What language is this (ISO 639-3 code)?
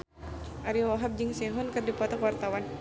sun